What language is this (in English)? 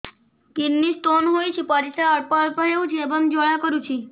Odia